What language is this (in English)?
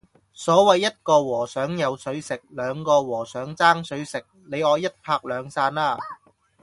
Cantonese